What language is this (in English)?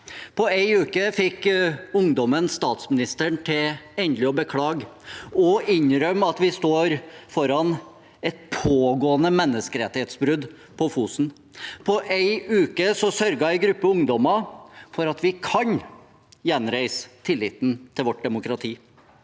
Norwegian